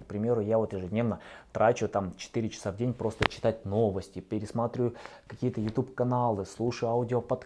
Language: Russian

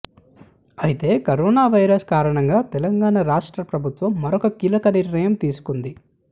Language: Telugu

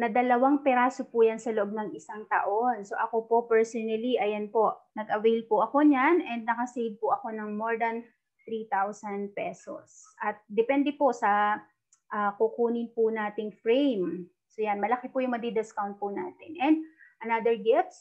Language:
Filipino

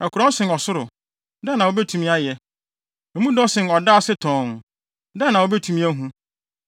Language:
Akan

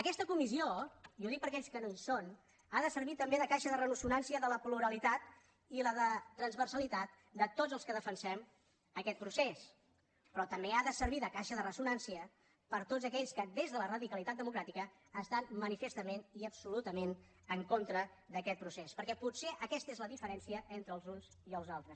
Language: Catalan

